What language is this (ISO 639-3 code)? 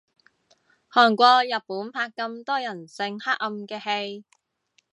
yue